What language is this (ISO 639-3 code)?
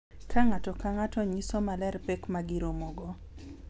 luo